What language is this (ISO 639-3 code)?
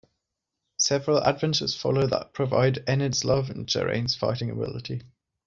eng